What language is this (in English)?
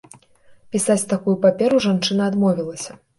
Belarusian